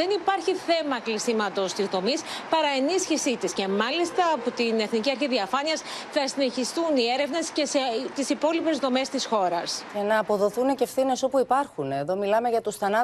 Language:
Greek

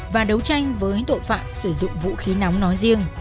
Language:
Vietnamese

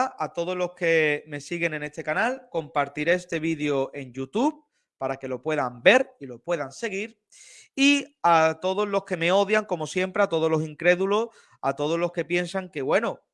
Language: Spanish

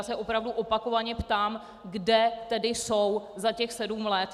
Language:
Czech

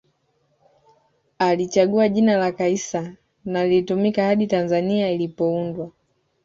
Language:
Swahili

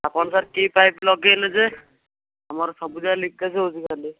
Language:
Odia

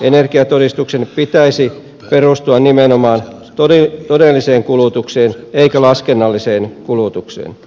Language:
Finnish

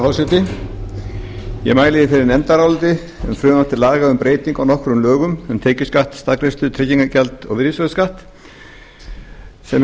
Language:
Icelandic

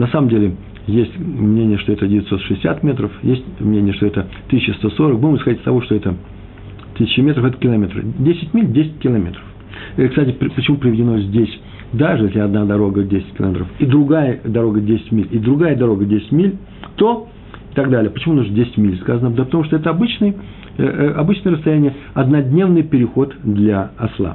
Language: Russian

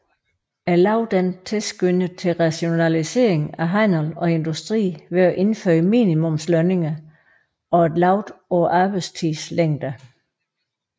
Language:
Danish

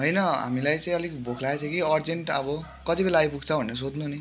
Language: Nepali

